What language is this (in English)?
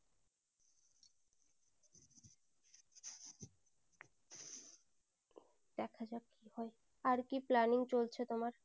Bangla